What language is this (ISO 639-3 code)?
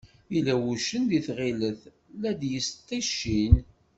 kab